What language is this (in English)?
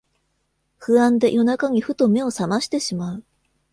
Japanese